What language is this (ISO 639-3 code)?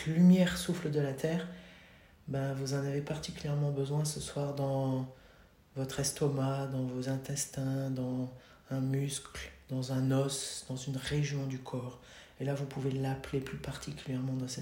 fra